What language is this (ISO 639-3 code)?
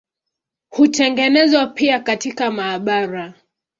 swa